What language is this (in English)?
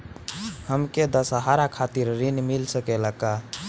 Bhojpuri